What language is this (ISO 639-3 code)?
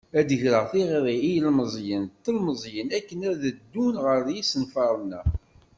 kab